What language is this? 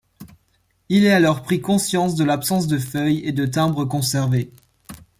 French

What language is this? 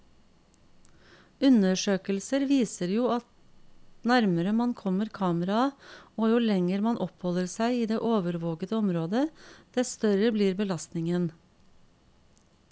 Norwegian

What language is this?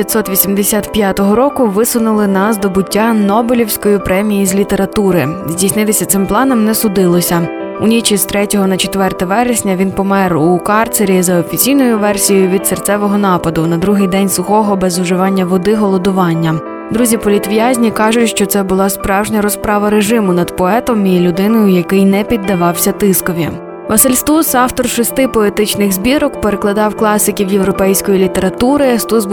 Ukrainian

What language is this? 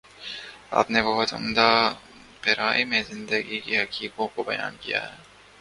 Urdu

